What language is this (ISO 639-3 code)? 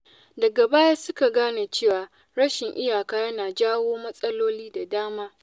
hau